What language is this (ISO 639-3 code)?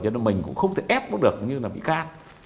vie